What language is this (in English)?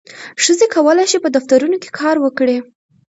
Pashto